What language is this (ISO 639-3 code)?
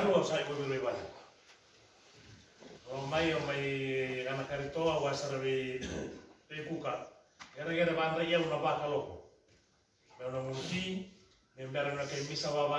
ind